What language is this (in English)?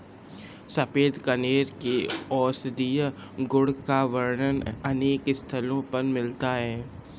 Hindi